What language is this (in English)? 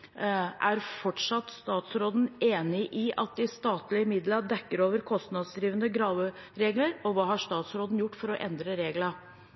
Norwegian Bokmål